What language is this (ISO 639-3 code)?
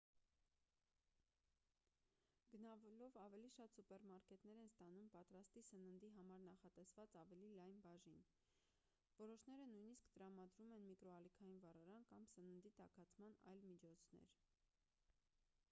hye